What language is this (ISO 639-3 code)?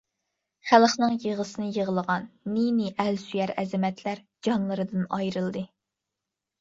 uig